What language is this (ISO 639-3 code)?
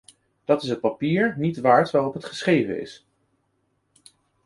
nld